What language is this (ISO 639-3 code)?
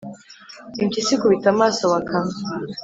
kin